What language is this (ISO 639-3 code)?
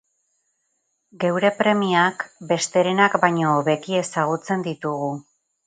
eus